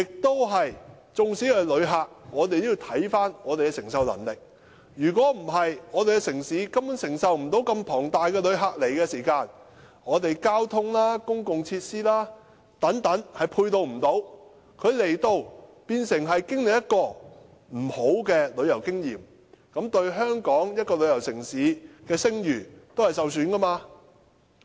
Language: Cantonese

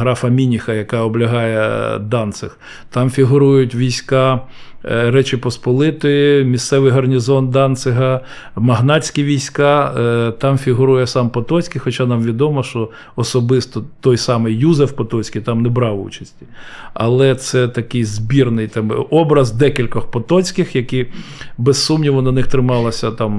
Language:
Ukrainian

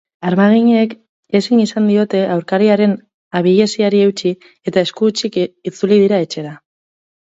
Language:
Basque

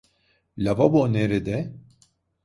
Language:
Turkish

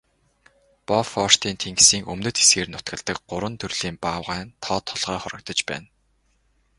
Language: Mongolian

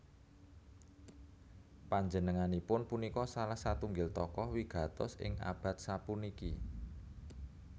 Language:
Javanese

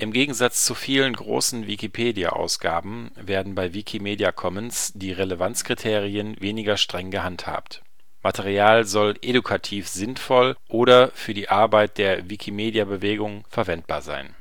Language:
German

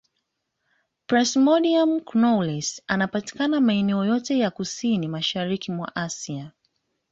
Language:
Swahili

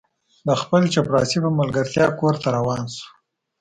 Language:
Pashto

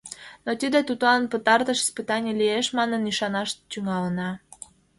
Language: Mari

